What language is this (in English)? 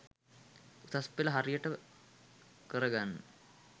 Sinhala